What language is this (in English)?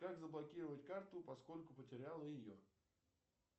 Russian